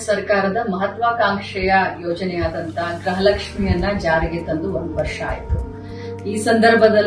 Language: Kannada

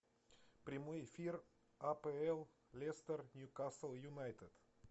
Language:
Russian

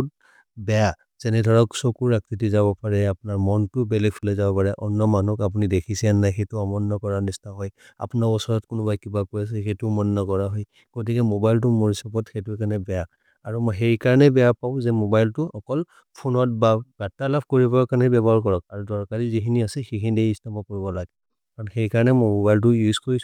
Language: Maria (India)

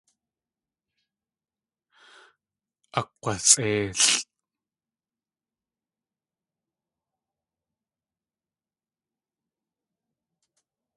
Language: Tlingit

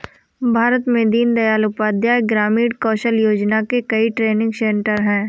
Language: Hindi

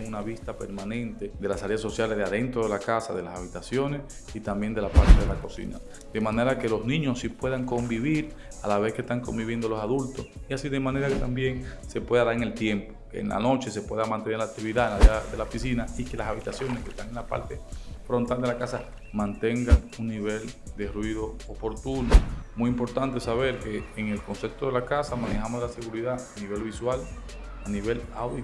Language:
Spanish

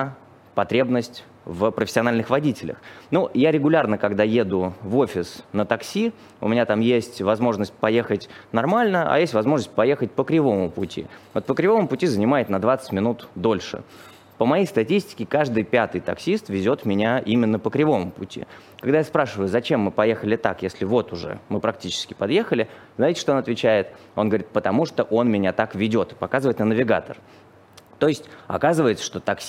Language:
Russian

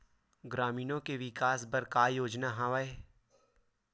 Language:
Chhattisgarhi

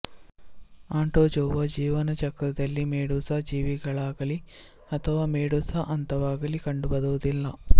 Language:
Kannada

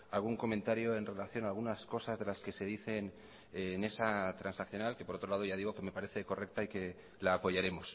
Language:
Spanish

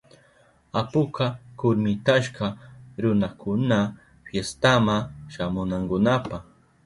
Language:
Southern Pastaza Quechua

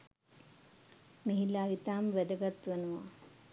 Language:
Sinhala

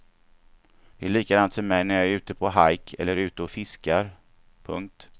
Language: Swedish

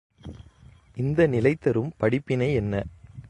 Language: Tamil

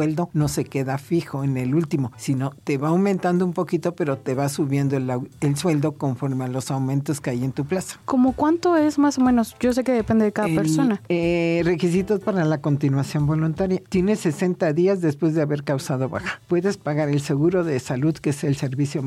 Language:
Spanish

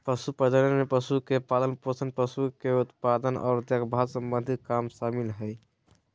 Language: Magahi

